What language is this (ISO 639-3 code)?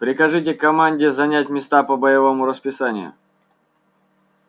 rus